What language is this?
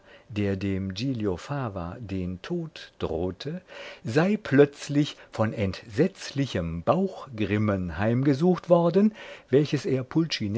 German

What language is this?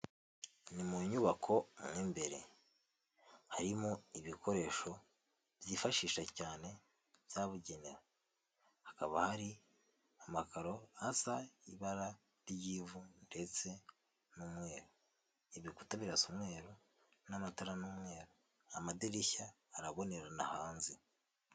Kinyarwanda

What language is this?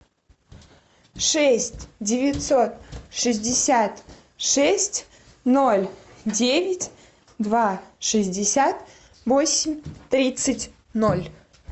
Russian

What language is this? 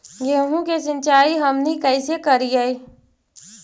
Magahi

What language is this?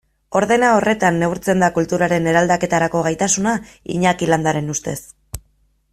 Basque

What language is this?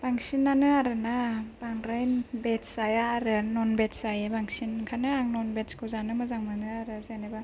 Bodo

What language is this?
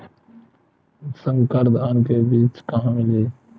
Chhattisgarhi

